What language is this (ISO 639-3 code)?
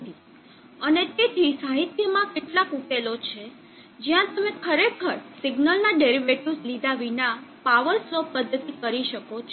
guj